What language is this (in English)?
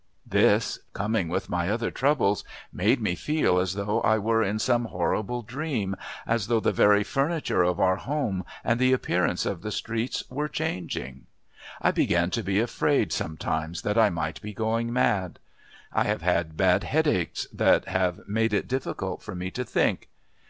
English